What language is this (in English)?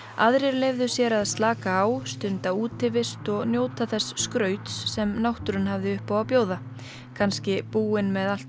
Icelandic